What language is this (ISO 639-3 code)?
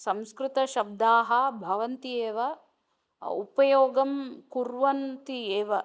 san